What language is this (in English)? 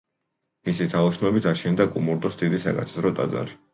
Georgian